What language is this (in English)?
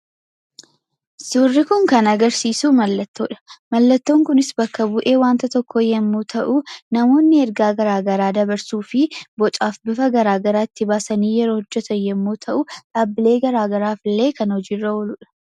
Oromo